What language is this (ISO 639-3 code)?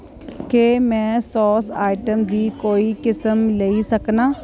doi